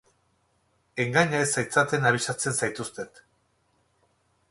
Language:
Basque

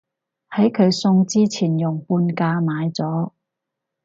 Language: Cantonese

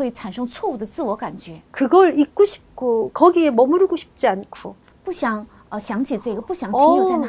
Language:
Korean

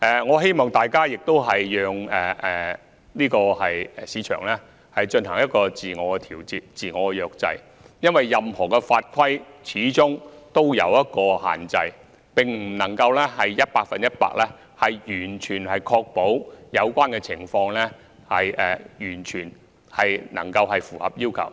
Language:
Cantonese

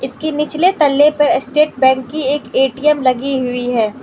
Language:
Hindi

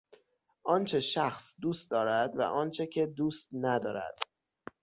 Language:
Persian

